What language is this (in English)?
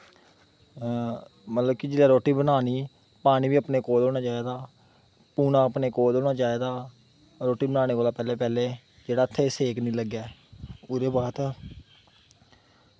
Dogri